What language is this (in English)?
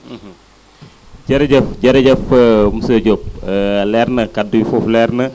Wolof